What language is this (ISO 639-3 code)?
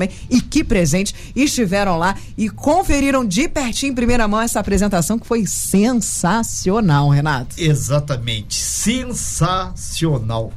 por